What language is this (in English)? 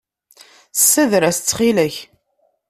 Kabyle